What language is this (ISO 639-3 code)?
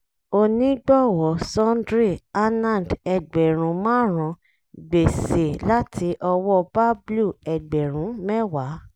yor